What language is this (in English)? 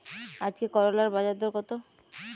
Bangla